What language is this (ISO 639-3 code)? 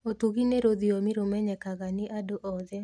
kik